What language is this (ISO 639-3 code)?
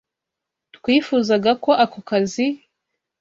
kin